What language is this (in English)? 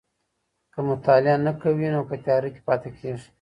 Pashto